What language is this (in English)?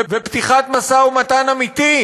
Hebrew